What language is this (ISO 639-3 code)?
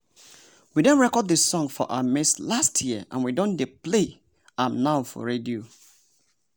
pcm